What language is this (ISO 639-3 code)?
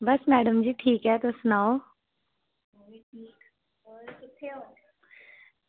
doi